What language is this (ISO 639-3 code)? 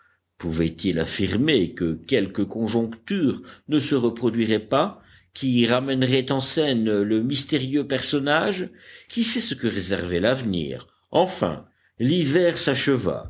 fra